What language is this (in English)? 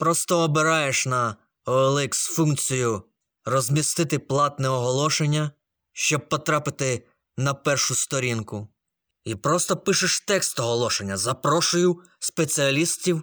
Ukrainian